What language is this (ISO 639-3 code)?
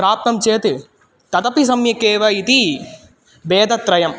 san